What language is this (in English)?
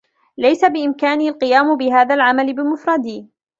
Arabic